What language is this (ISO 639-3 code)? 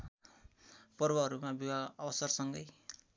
nep